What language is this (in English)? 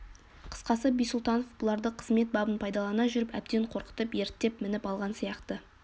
Kazakh